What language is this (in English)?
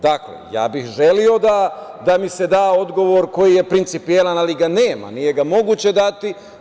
Serbian